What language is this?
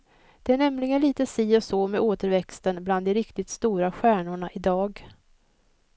Swedish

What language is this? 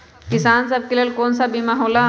Magahi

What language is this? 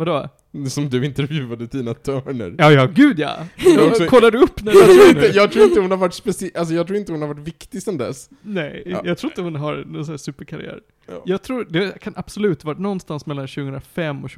Swedish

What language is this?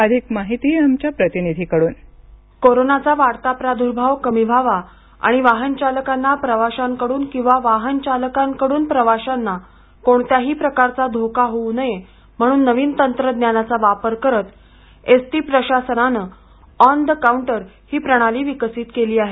Marathi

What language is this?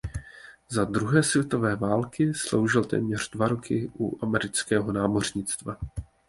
Czech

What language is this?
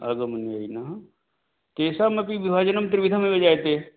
Sanskrit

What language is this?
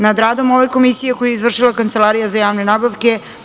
Serbian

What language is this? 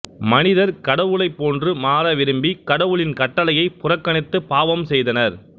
Tamil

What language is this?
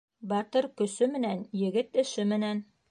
Bashkir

